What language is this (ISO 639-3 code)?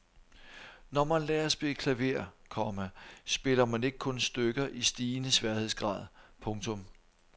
dan